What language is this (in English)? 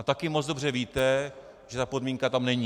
Czech